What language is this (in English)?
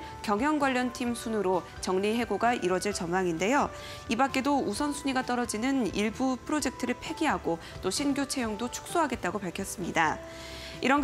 Korean